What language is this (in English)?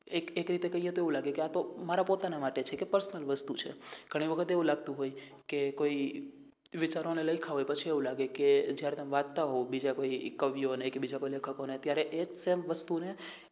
Gujarati